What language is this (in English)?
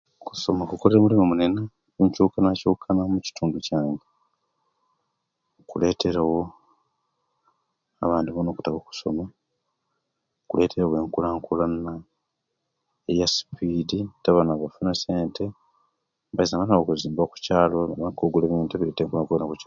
Kenyi